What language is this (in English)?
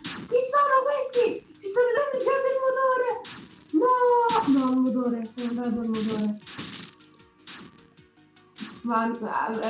Italian